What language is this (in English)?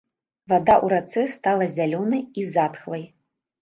Belarusian